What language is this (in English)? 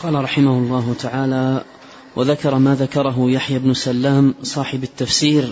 Arabic